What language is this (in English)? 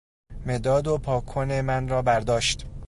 Persian